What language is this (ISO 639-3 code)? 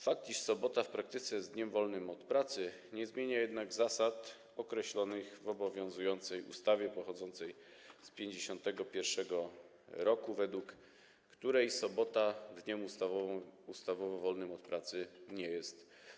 pol